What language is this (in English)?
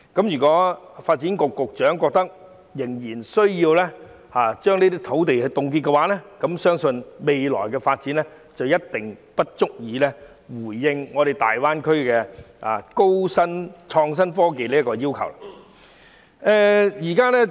Cantonese